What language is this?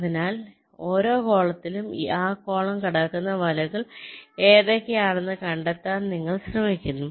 Malayalam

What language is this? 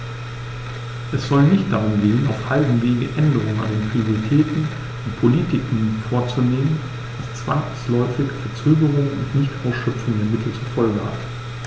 German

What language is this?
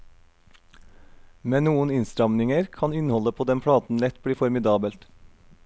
Norwegian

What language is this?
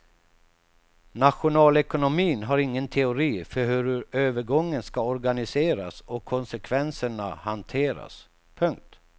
Swedish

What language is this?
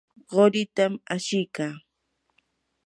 Yanahuanca Pasco Quechua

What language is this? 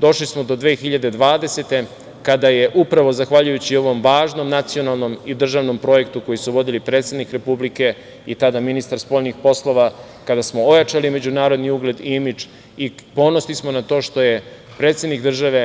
Serbian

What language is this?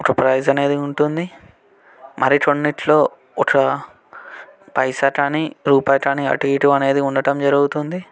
Telugu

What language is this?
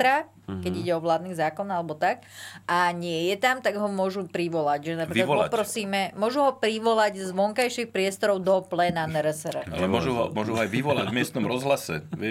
Slovak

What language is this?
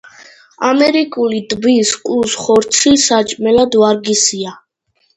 Georgian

